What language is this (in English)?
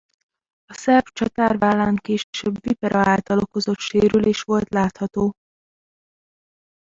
Hungarian